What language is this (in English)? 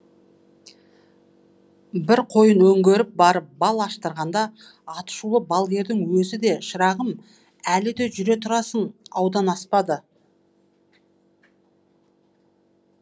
Kazakh